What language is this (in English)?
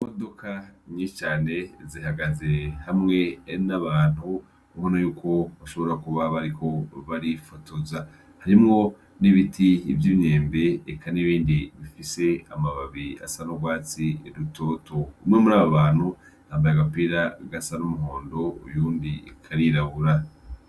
Rundi